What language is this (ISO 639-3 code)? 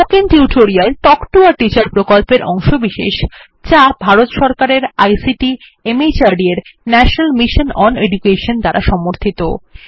ben